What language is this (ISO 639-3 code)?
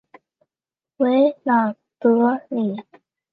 zho